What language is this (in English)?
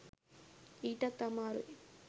Sinhala